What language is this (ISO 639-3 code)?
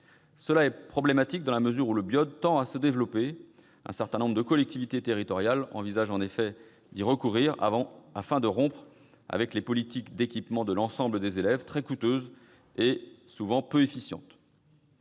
fra